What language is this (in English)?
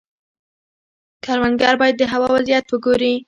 Pashto